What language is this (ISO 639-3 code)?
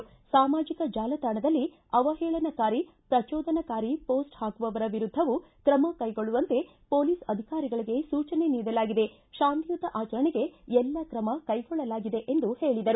kan